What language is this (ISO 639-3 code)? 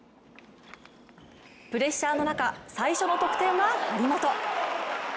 jpn